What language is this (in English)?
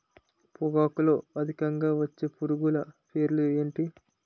Telugu